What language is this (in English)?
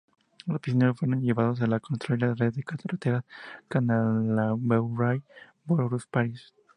Spanish